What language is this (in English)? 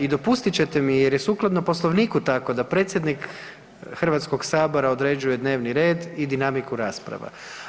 Croatian